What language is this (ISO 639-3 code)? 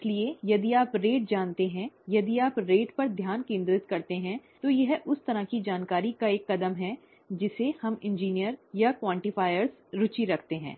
hin